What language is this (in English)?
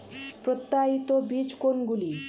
Bangla